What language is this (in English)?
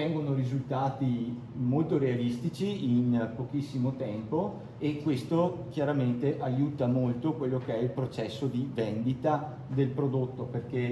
Italian